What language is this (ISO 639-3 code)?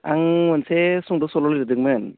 brx